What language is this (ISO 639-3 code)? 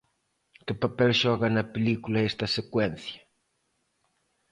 glg